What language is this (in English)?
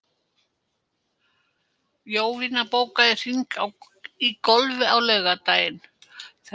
Icelandic